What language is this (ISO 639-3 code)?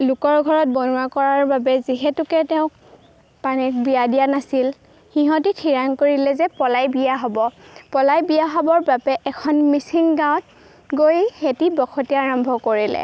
asm